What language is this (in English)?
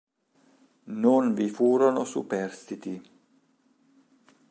Italian